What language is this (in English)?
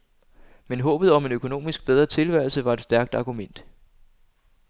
Danish